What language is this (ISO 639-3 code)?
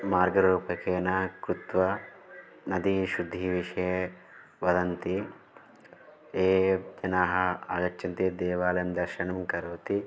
san